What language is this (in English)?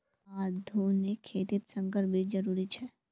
Magahi